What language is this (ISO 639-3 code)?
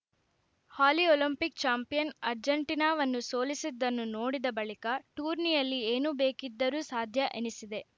kan